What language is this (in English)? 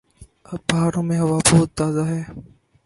Urdu